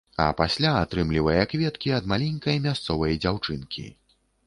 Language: Belarusian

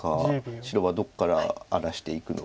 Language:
Japanese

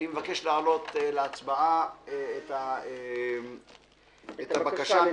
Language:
Hebrew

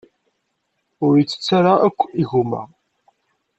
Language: Kabyle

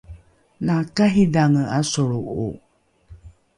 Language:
Rukai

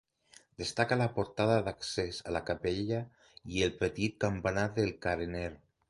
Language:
Catalan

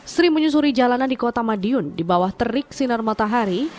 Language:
Indonesian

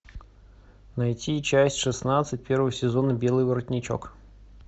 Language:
Russian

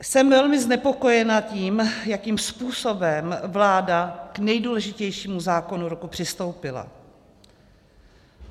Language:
Czech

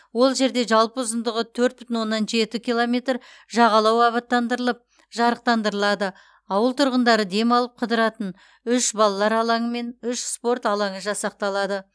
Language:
Kazakh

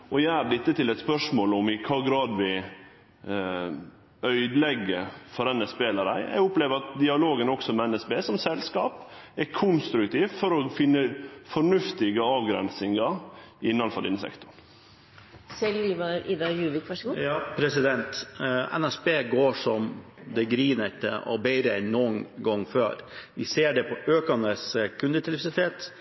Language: Norwegian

